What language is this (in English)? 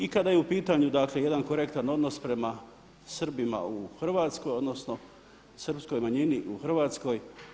Croatian